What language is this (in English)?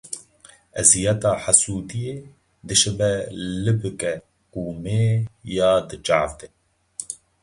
Kurdish